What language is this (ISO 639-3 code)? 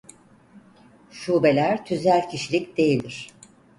tur